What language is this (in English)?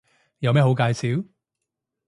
Cantonese